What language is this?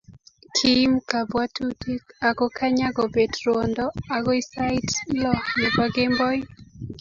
Kalenjin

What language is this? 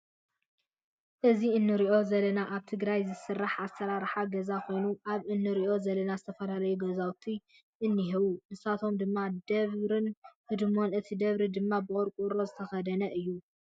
Tigrinya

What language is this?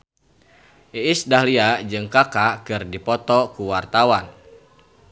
Sundanese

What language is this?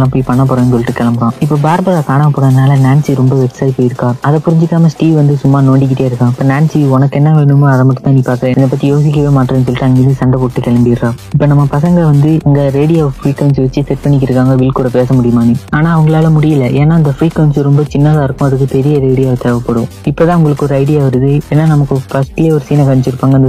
Malayalam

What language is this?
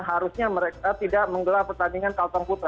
Indonesian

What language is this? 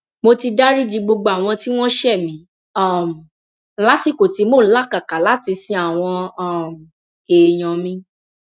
Yoruba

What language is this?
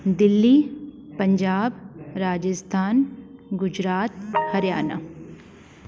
Sindhi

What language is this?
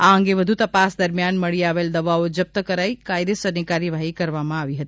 Gujarati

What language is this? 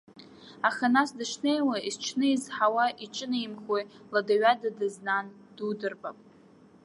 Abkhazian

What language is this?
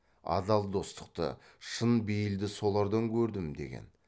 Kazakh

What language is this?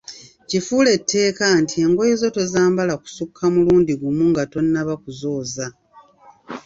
Ganda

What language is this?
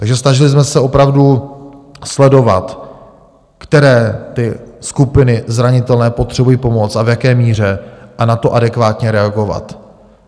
Czech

